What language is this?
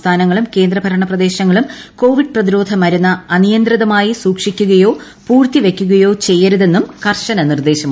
Malayalam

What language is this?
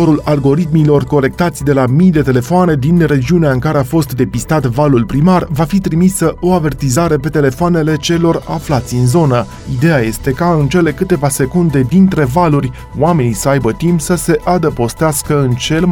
Romanian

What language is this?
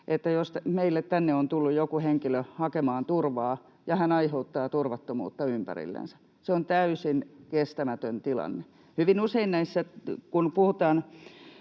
Finnish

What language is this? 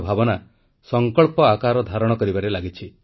Odia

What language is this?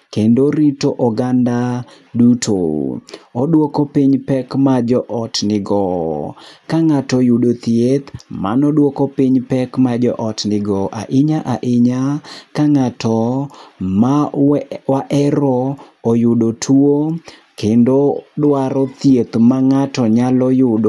Luo (Kenya and Tanzania)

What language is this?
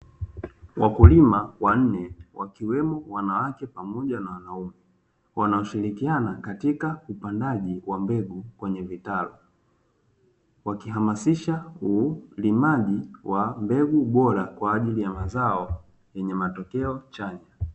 Swahili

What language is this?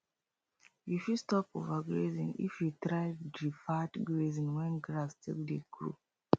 Nigerian Pidgin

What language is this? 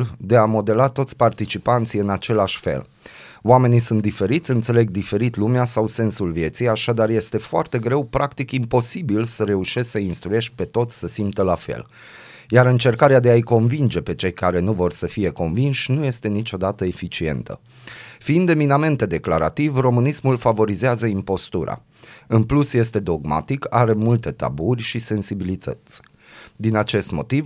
Romanian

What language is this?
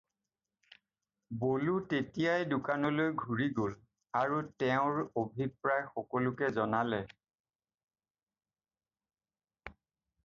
Assamese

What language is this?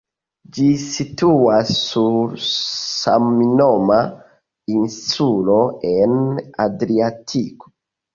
Esperanto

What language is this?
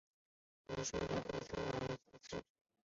Chinese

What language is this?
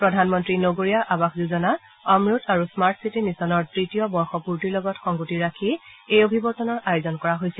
Assamese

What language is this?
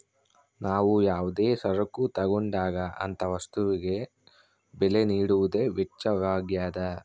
Kannada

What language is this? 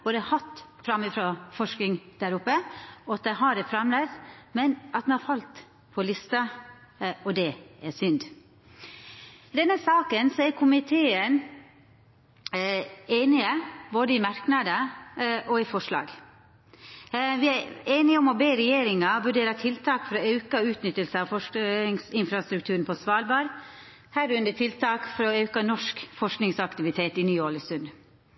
Norwegian Nynorsk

